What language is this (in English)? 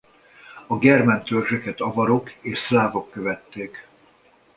Hungarian